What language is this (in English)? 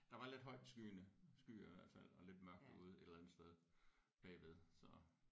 Danish